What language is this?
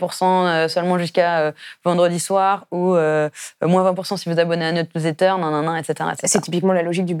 French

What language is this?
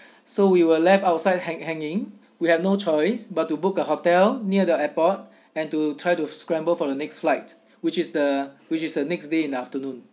English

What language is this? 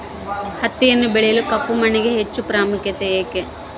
Kannada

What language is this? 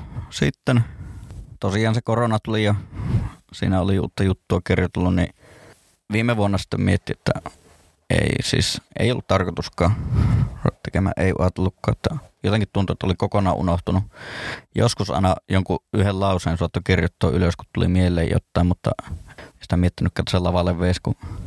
Finnish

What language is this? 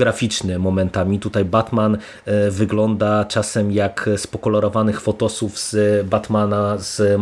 Polish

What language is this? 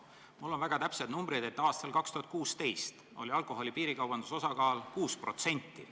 Estonian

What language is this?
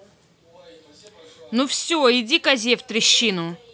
Russian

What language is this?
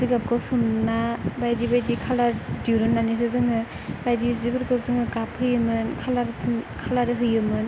Bodo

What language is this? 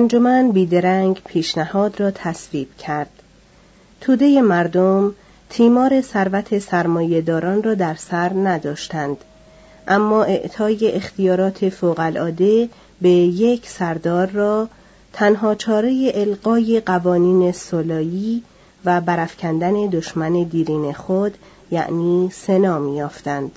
Persian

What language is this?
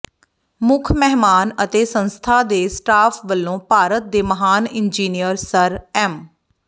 Punjabi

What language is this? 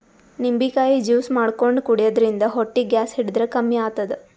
Kannada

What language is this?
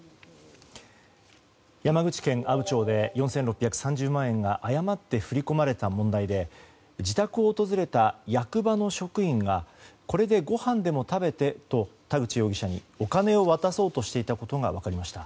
Japanese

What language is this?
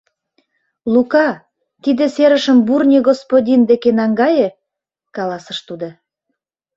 Mari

